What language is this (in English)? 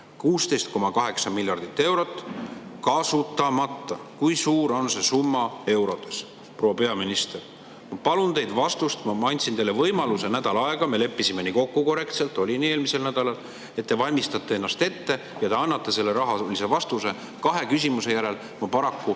Estonian